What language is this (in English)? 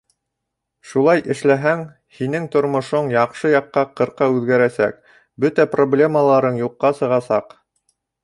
Bashkir